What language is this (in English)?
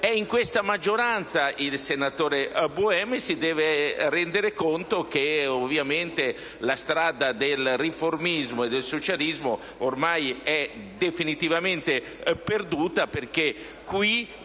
Italian